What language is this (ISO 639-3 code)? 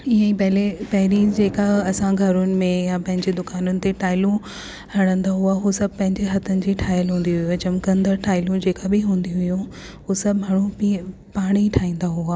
snd